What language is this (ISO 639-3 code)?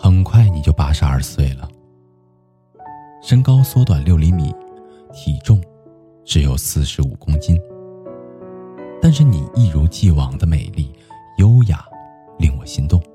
zho